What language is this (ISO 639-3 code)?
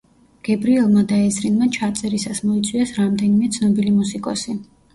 kat